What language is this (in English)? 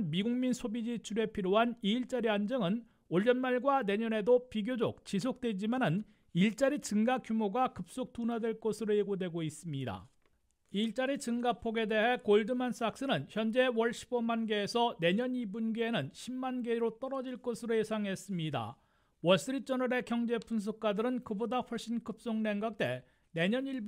Korean